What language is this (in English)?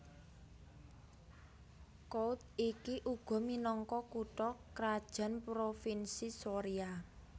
Javanese